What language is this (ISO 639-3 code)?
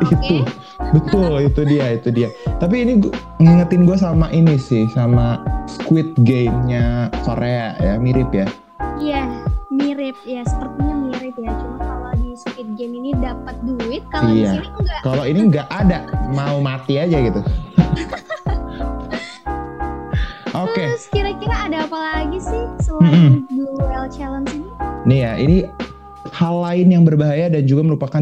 ind